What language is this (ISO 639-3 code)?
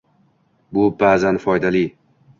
uzb